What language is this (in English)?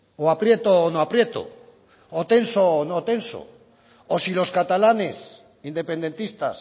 Spanish